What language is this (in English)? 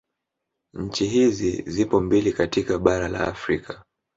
Swahili